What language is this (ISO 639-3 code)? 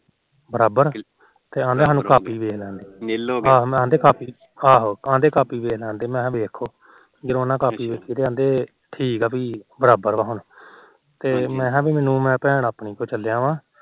pan